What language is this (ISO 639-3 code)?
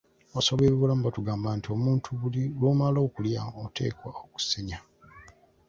lug